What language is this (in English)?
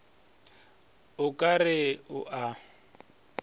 Northern Sotho